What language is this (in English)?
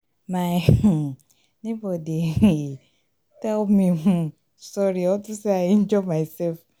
Nigerian Pidgin